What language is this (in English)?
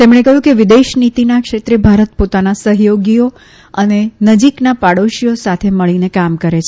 Gujarati